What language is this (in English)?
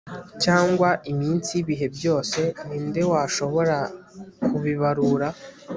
Kinyarwanda